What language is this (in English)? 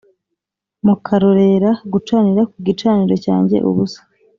Kinyarwanda